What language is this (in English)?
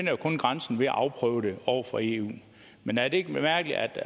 Danish